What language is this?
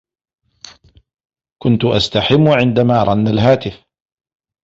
Arabic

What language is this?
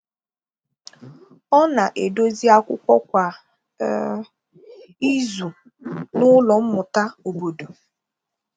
Igbo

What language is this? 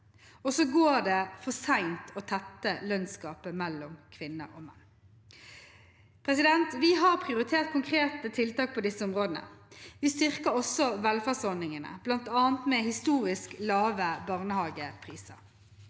Norwegian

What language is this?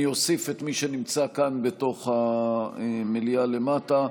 Hebrew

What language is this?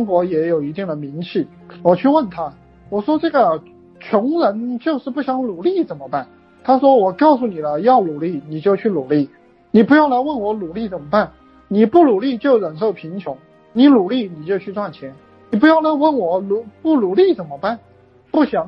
Chinese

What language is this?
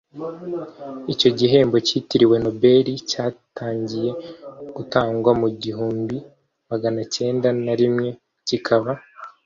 Kinyarwanda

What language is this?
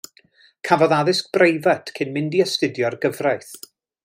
Welsh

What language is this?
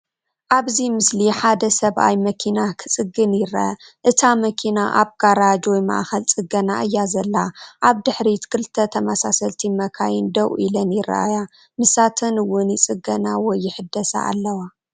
Tigrinya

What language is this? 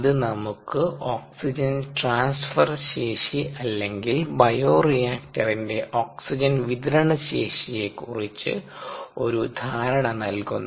Malayalam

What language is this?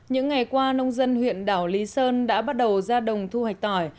Vietnamese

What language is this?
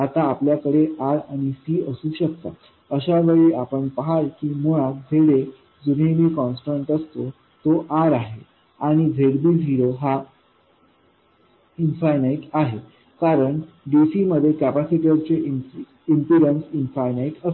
Marathi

